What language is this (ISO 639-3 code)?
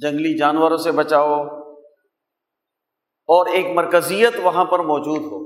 urd